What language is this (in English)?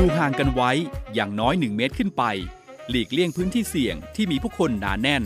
Thai